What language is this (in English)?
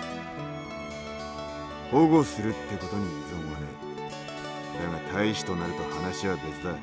Japanese